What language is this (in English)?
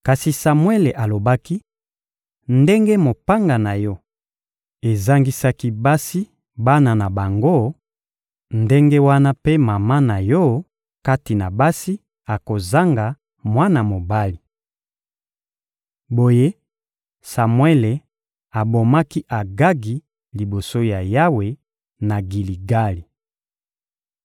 Lingala